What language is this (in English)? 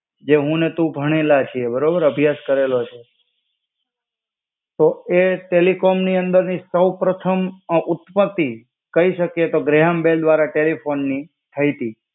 Gujarati